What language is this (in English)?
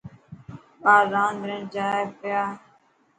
Dhatki